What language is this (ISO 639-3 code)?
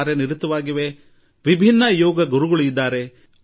kan